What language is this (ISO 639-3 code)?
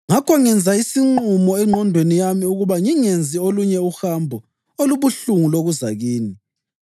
nde